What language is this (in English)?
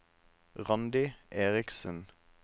Norwegian